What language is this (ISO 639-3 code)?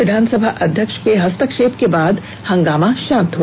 hin